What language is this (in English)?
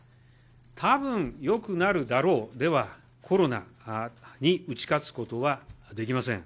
Japanese